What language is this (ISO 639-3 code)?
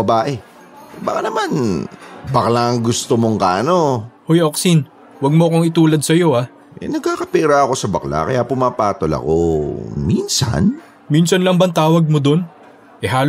fil